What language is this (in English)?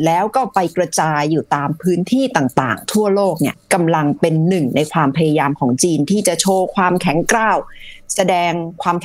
Thai